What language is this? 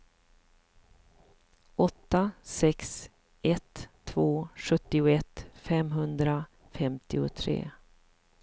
Swedish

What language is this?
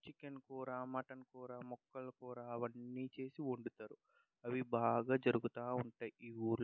Telugu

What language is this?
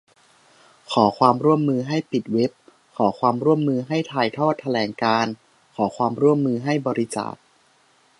Thai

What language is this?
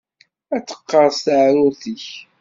Kabyle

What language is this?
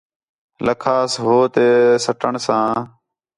Khetrani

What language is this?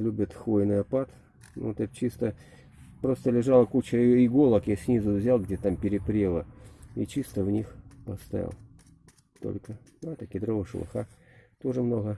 Russian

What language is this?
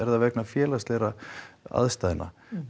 Icelandic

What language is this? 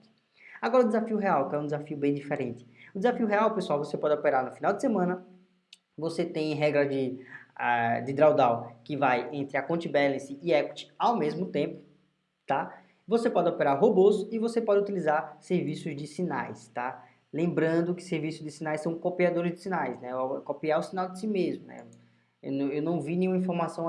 Portuguese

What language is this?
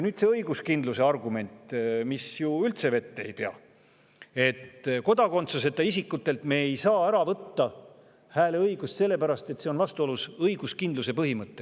Estonian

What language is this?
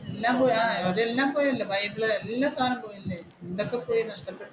Malayalam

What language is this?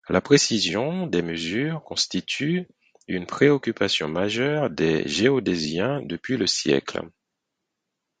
French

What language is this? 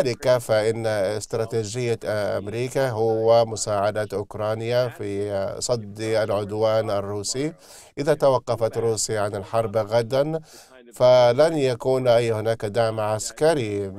Arabic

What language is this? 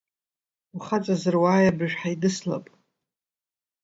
Abkhazian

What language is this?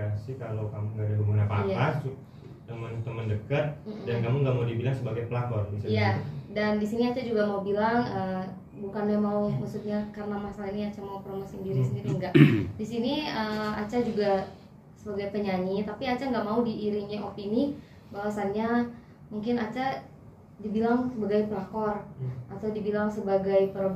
Indonesian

